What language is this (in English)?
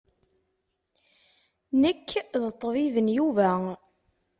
Kabyle